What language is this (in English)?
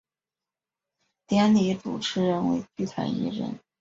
Chinese